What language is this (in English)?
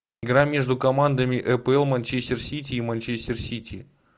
Russian